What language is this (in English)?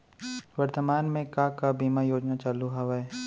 Chhattisgarhi